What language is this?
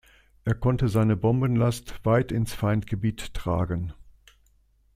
German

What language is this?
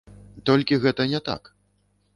Belarusian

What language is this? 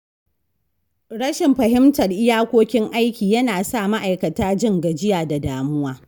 Hausa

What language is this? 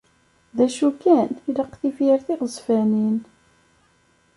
Kabyle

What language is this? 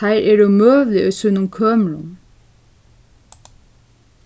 Faroese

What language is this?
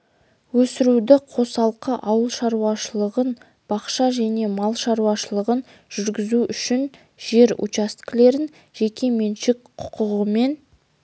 Kazakh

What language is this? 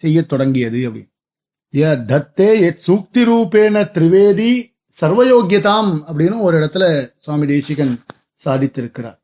Tamil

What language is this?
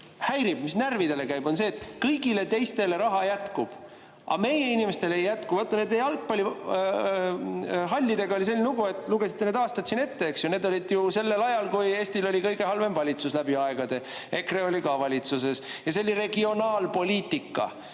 Estonian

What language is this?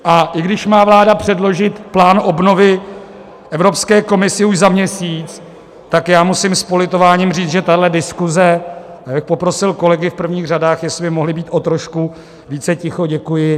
Czech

